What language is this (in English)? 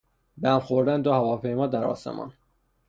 Persian